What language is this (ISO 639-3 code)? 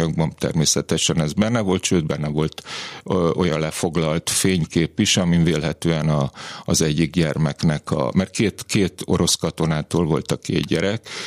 hun